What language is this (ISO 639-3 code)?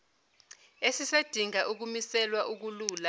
zul